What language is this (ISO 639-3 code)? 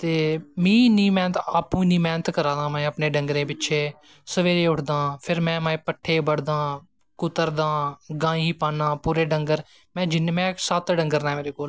doi